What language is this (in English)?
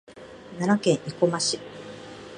Japanese